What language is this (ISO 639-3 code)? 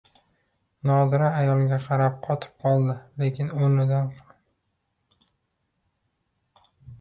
uzb